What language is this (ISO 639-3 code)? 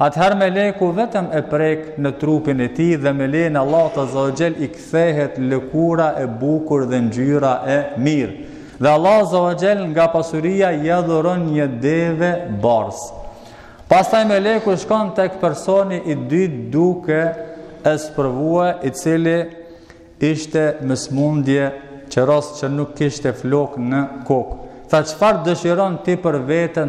ron